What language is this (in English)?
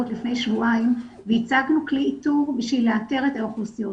Hebrew